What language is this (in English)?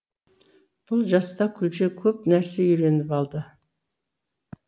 Kazakh